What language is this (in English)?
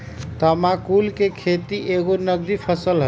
Magahi